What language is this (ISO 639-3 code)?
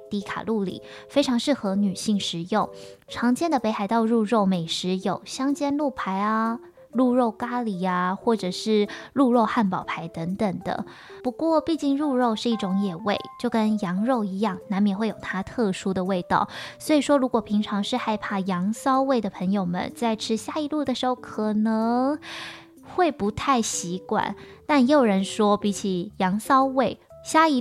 zho